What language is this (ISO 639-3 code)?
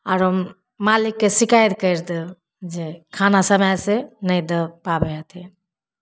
mai